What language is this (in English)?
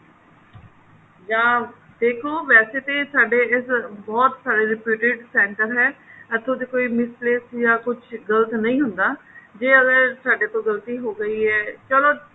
Punjabi